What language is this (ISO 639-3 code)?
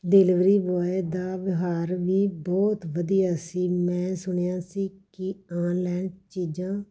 pan